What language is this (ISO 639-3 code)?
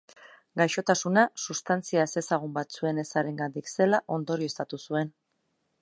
eus